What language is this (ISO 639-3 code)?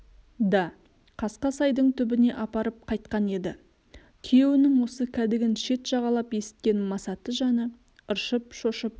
kaz